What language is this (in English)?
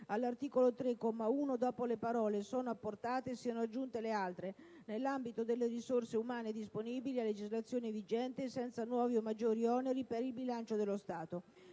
Italian